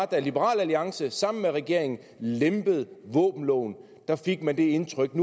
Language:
Danish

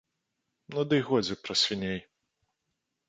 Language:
Belarusian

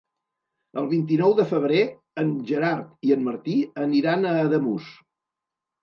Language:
Catalan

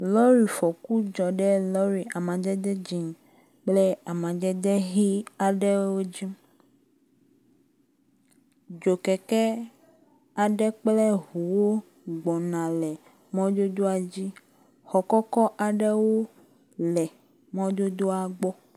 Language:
Ewe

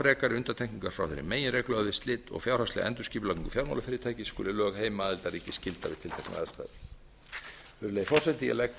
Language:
Icelandic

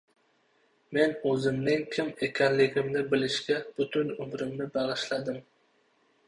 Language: Uzbek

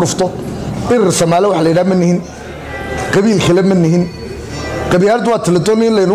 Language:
Arabic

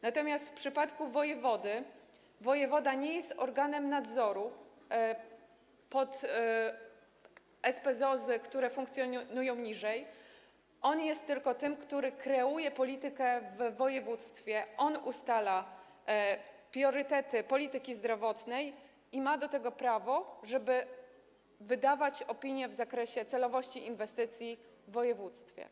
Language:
Polish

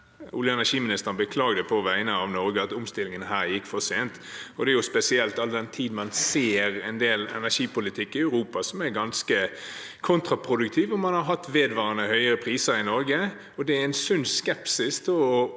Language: Norwegian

